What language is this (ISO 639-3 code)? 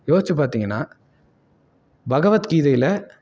tam